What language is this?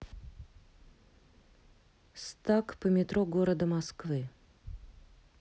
Russian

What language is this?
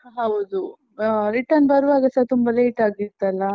Kannada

